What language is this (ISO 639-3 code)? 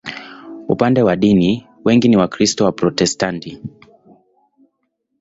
swa